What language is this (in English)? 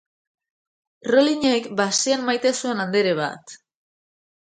Basque